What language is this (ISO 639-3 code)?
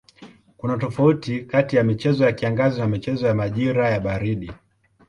swa